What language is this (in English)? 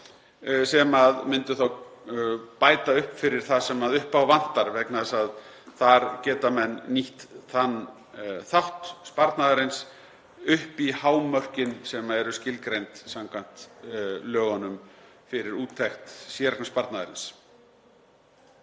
Icelandic